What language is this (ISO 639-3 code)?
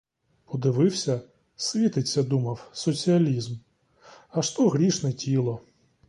ukr